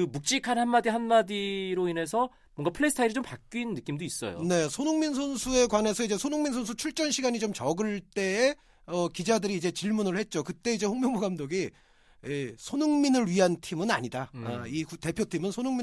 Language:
Korean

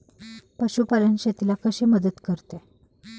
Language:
Marathi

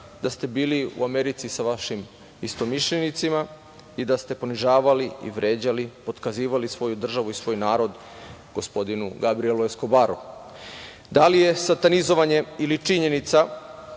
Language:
Serbian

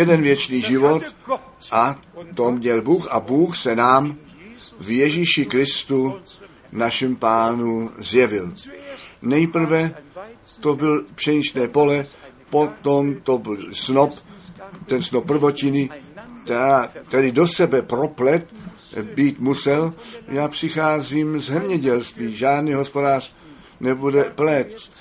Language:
Czech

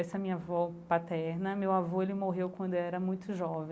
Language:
Portuguese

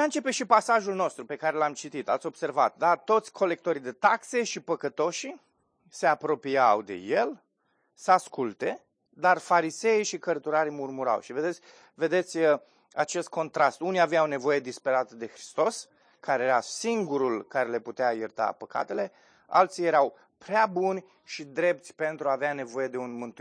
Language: Romanian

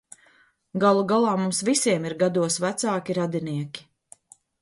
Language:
Latvian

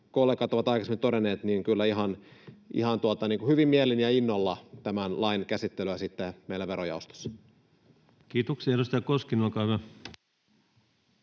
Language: Finnish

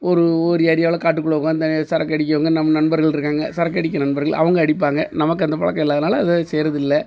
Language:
Tamil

